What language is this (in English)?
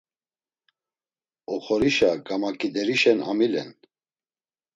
Laz